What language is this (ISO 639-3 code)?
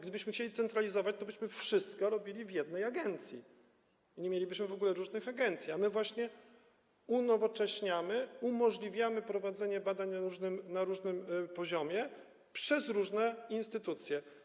pol